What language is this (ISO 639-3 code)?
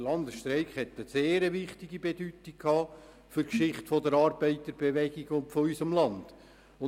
gsw